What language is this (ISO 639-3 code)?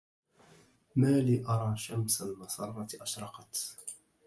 ara